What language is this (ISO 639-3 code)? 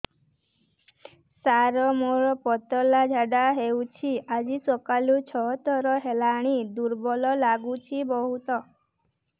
ori